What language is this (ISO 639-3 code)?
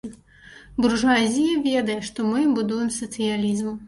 bel